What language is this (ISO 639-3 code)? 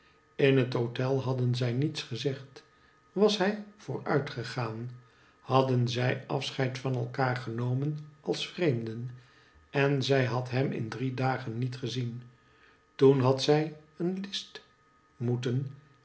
nld